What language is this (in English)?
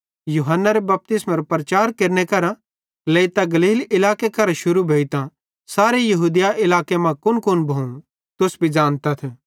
Bhadrawahi